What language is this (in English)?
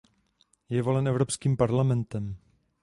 Czech